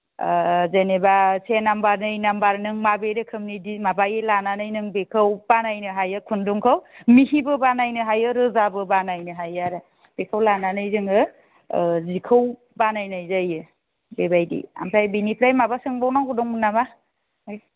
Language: Bodo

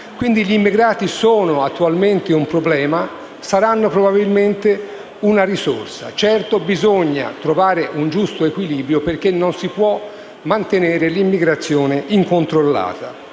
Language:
Italian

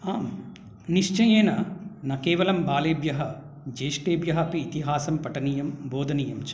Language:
Sanskrit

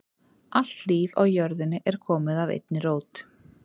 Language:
Icelandic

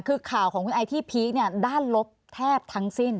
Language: Thai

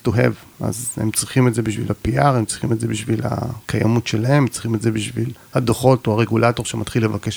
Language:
Hebrew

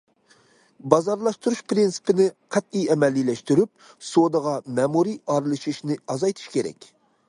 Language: Uyghur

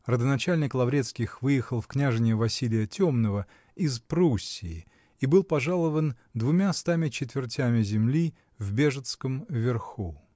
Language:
Russian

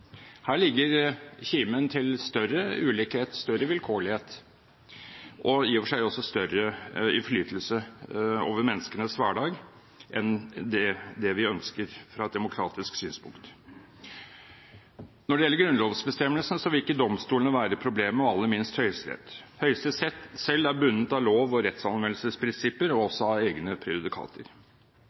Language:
Norwegian Bokmål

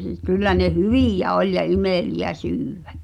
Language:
Finnish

